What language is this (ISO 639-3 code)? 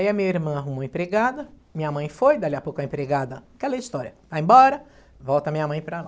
por